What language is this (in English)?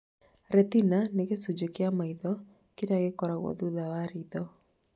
Kikuyu